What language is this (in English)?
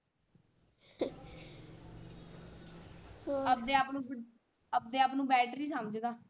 Punjabi